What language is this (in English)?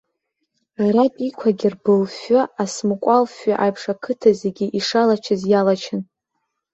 Abkhazian